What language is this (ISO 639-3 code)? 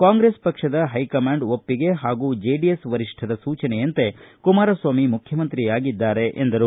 kan